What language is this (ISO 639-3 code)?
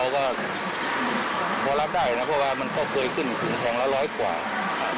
tha